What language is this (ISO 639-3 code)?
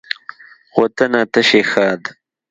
pus